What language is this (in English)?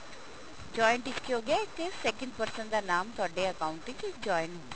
Punjabi